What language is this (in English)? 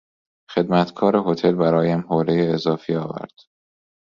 Persian